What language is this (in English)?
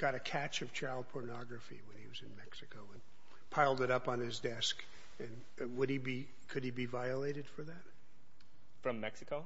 English